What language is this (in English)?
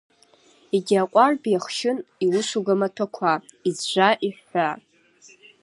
Abkhazian